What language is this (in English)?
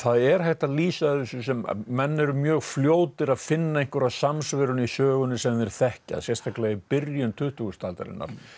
Icelandic